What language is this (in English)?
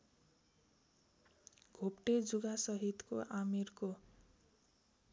Nepali